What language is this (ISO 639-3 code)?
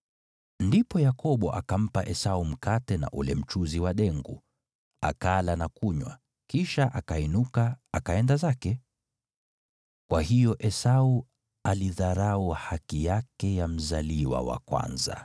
swa